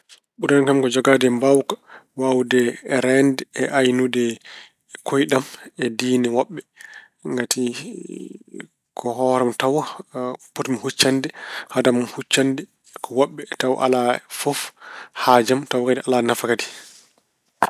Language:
Fula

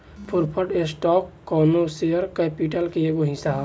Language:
Bhojpuri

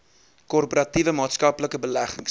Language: Afrikaans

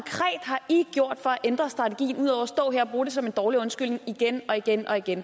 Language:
Danish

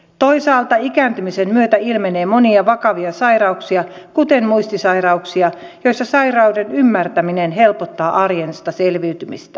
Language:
Finnish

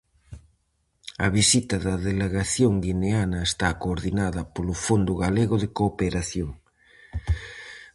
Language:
Galician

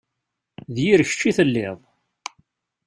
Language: Kabyle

